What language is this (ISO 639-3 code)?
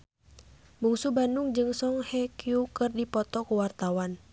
sun